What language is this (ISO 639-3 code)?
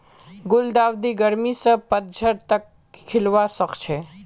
mag